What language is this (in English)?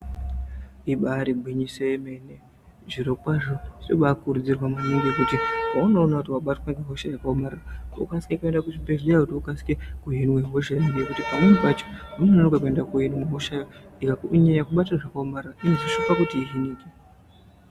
Ndau